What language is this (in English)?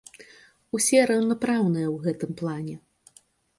Belarusian